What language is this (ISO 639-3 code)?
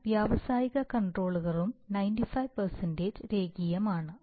mal